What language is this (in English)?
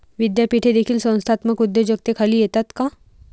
Marathi